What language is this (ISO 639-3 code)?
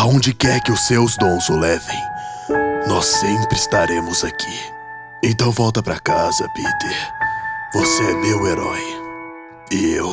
por